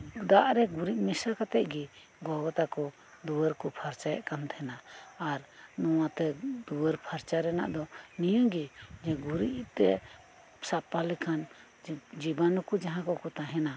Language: Santali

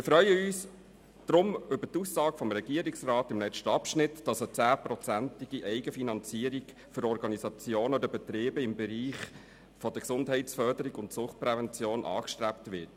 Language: Swiss German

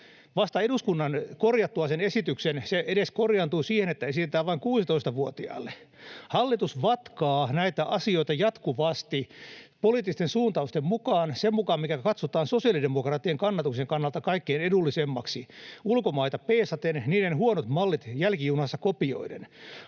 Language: Finnish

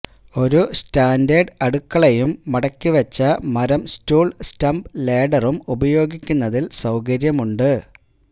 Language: Malayalam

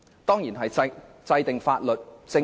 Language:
Cantonese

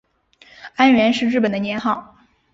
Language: Chinese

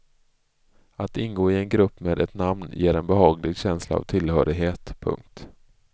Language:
Swedish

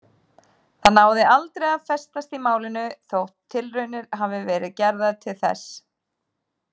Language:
Icelandic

